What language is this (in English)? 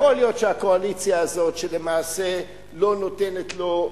Hebrew